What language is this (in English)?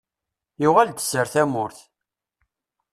Kabyle